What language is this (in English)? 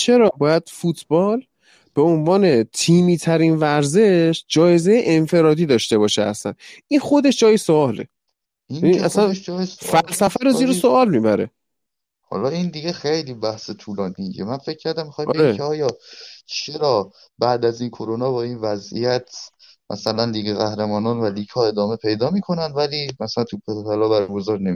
Persian